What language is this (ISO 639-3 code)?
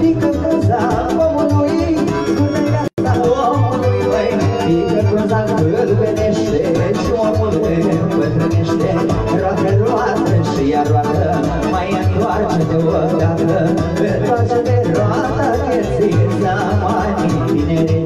ron